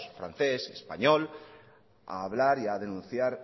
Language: Spanish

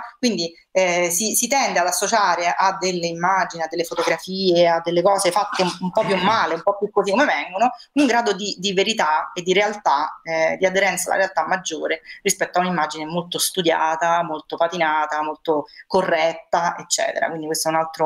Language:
Italian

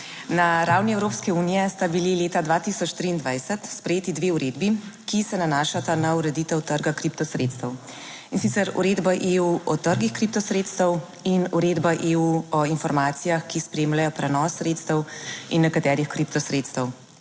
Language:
Slovenian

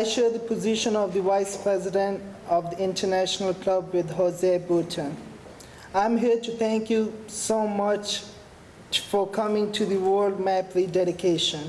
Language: English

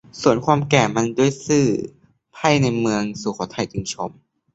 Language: Thai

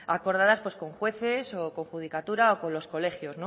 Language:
Spanish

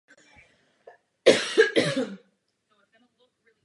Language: Czech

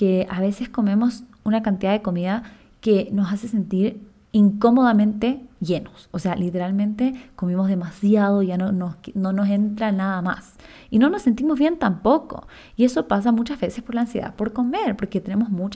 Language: Spanish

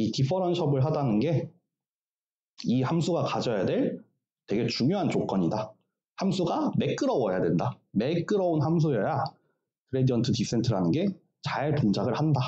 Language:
Korean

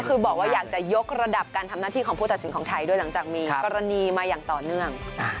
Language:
Thai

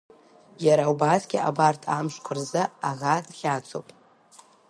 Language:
Abkhazian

